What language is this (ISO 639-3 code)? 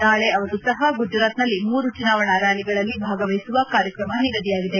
kan